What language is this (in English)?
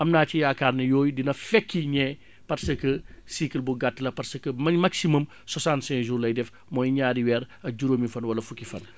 Wolof